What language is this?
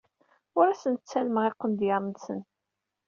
Kabyle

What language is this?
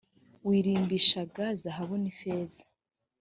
Kinyarwanda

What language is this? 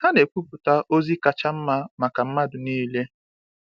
Igbo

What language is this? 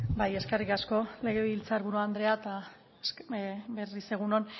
Basque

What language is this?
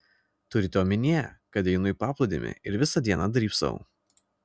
Lithuanian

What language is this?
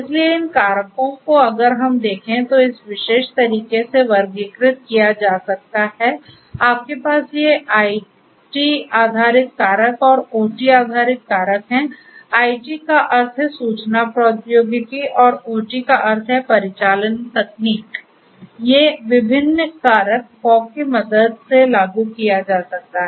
Hindi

